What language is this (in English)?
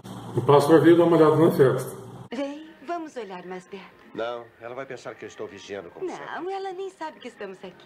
Portuguese